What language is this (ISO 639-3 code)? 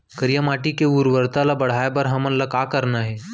hne